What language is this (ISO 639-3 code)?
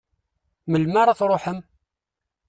kab